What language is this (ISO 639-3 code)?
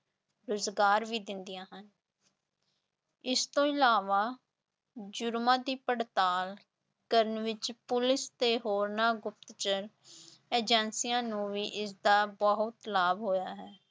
pan